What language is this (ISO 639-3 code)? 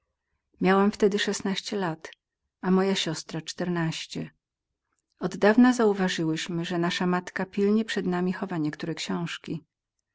pol